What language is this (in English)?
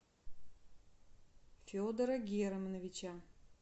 Russian